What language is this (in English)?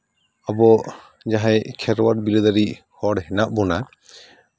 Santali